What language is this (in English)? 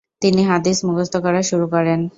Bangla